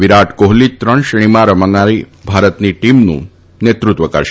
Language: Gujarati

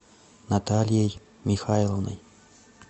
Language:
Russian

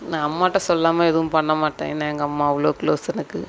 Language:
Tamil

